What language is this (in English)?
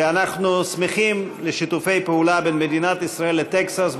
Hebrew